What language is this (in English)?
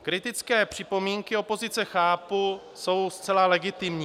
Czech